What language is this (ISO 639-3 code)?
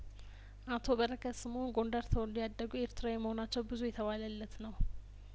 amh